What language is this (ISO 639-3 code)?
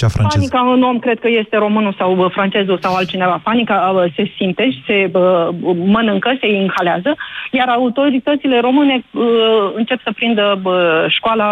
ron